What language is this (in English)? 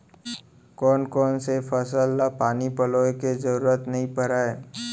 Chhattisgarhi